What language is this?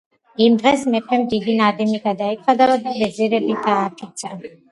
Georgian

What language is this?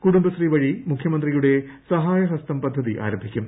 Malayalam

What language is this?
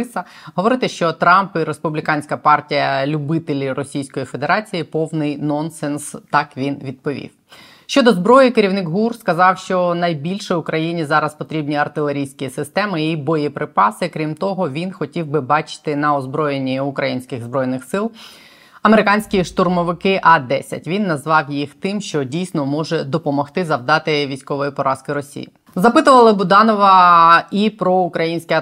Ukrainian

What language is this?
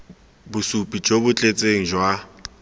Tswana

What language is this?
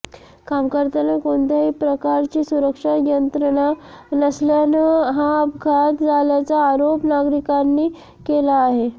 Marathi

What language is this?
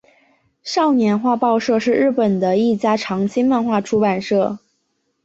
Chinese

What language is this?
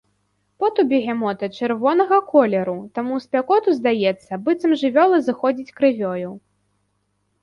Belarusian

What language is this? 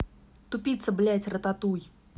Russian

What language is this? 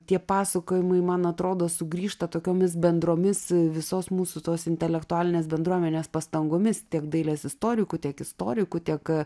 Lithuanian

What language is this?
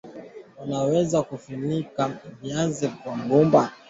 Swahili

